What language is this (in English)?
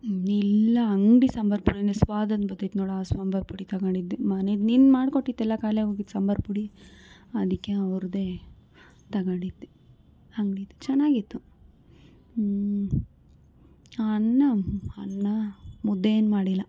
Kannada